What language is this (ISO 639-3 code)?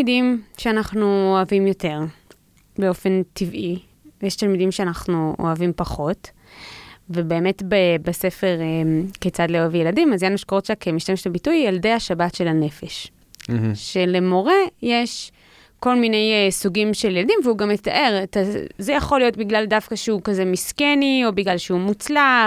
heb